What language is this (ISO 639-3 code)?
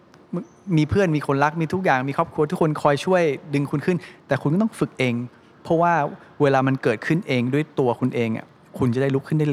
tha